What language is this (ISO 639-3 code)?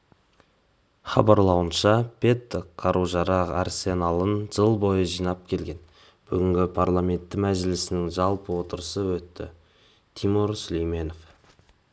kaz